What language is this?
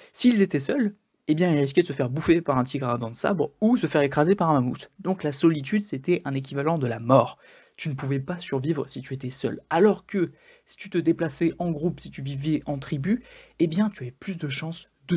French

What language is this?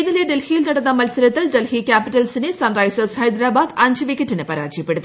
Malayalam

